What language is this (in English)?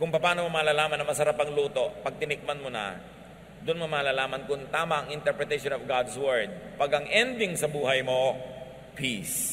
Filipino